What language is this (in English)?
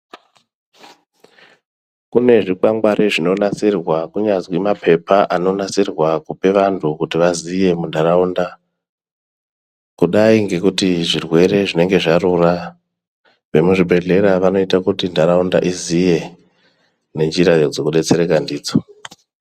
Ndau